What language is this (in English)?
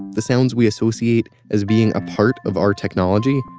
English